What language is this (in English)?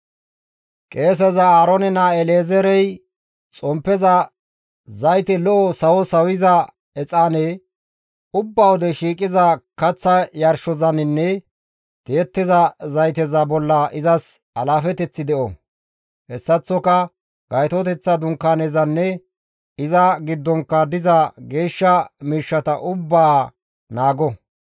Gamo